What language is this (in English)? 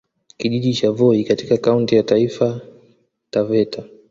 Swahili